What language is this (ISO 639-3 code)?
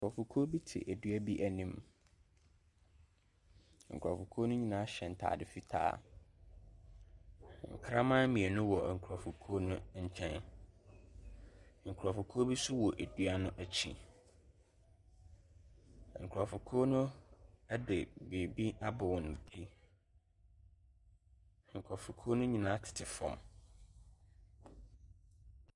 aka